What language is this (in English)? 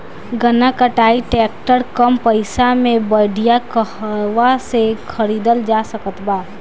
Bhojpuri